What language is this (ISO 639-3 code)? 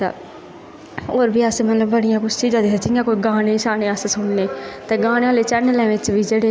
doi